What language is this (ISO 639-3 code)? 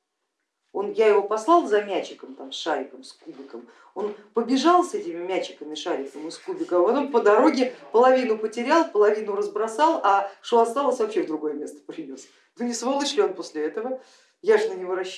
rus